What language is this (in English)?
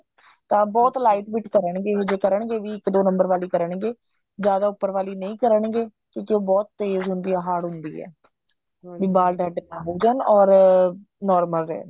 Punjabi